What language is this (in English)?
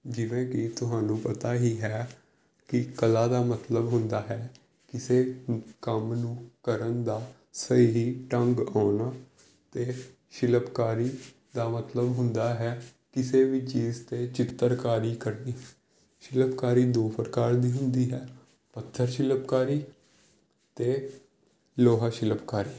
Punjabi